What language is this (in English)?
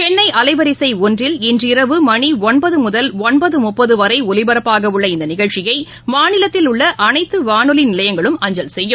Tamil